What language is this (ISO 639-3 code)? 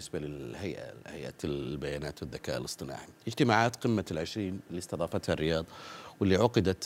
ara